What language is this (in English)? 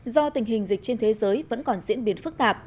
Vietnamese